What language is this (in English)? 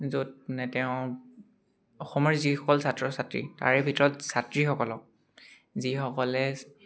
Assamese